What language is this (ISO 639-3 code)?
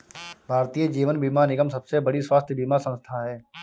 hin